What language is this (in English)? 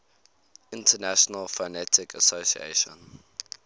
English